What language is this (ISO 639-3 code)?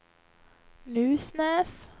swe